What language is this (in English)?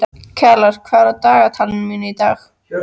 Icelandic